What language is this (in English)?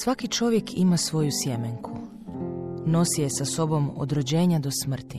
Croatian